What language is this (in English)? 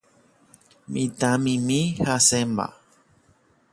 Guarani